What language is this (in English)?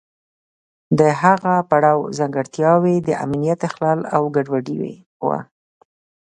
Pashto